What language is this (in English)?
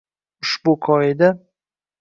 Uzbek